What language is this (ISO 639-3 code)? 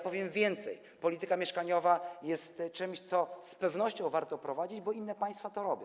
pol